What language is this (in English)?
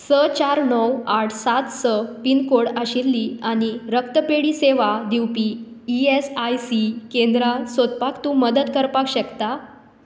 Konkani